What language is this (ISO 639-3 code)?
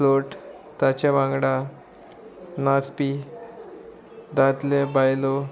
kok